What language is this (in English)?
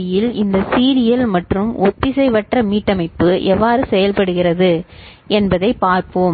Tamil